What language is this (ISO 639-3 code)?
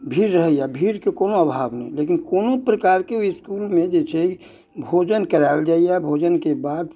mai